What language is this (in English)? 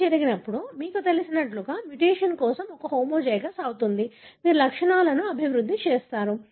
Telugu